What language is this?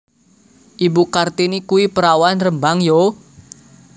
Javanese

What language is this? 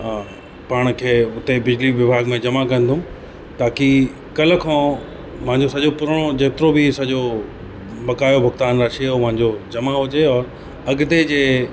Sindhi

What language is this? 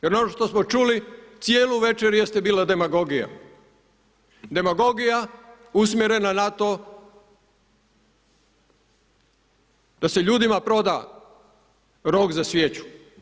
Croatian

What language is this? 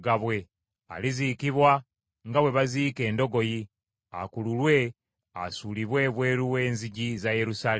Ganda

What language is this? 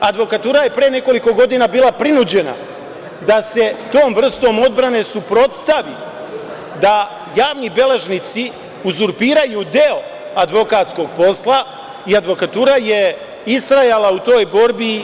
Serbian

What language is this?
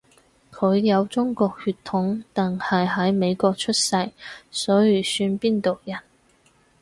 Cantonese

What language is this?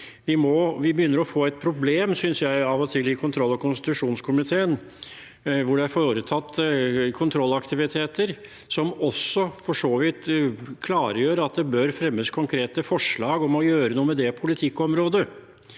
Norwegian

